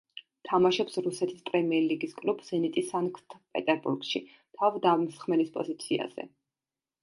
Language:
Georgian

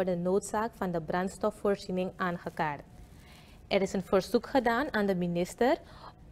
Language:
Dutch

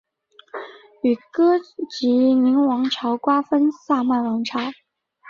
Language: Chinese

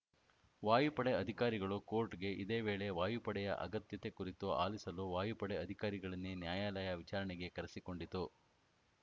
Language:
Kannada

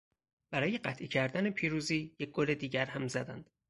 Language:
Persian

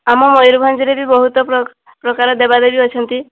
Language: Odia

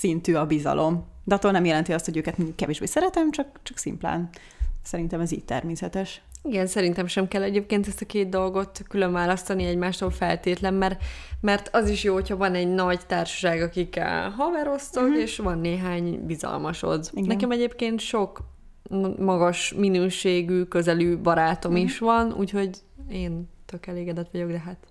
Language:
Hungarian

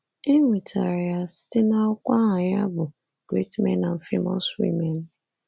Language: Igbo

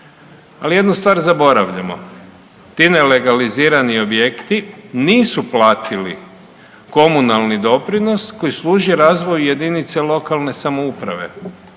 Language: Croatian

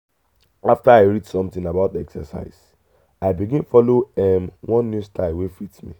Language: Nigerian Pidgin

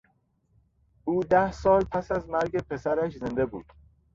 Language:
Persian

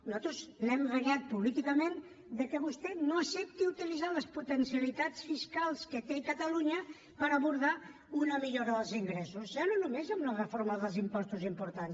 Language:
Catalan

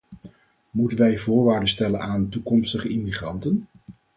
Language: Dutch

